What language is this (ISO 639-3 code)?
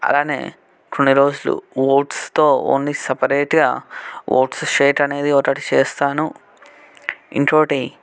tel